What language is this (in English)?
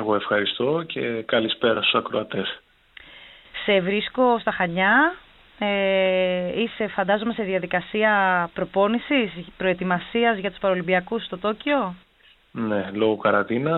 Greek